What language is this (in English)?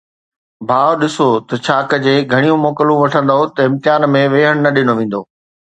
Sindhi